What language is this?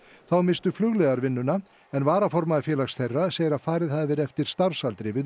Icelandic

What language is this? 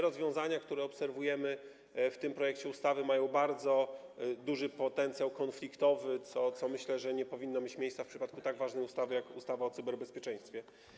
Polish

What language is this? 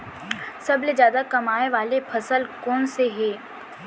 Chhattisgarhi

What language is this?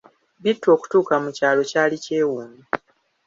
Ganda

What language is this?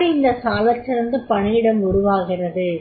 Tamil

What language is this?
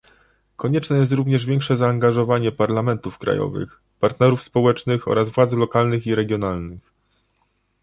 Polish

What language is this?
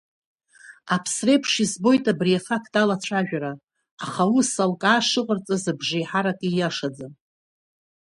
Abkhazian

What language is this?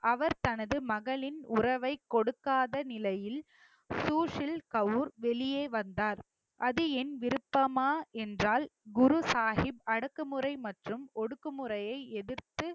Tamil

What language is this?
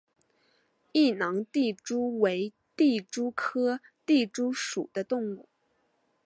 Chinese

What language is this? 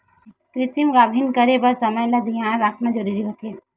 Chhattisgarhi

